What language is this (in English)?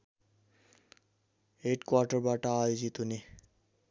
Nepali